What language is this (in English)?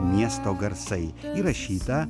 Lithuanian